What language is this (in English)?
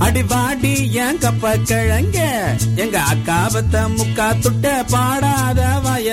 Tamil